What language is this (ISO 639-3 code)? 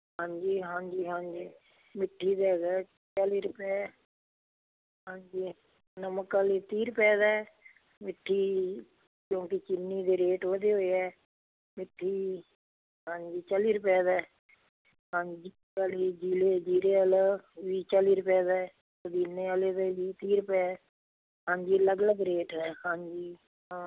pan